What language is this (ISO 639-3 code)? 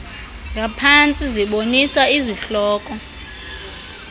xho